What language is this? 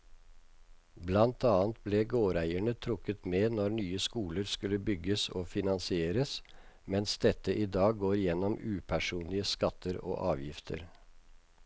Norwegian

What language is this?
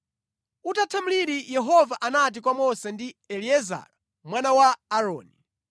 Nyanja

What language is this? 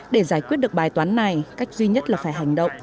Vietnamese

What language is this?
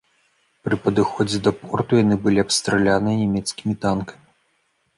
Belarusian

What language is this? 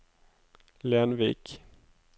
Norwegian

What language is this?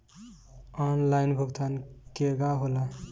Bhojpuri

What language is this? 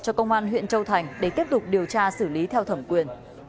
Vietnamese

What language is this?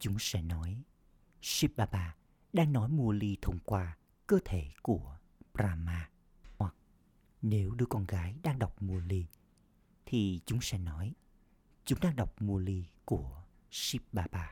Vietnamese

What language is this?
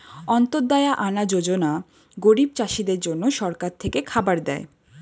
Bangla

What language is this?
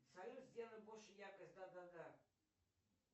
Russian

